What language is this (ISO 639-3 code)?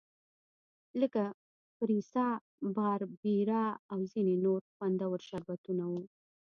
pus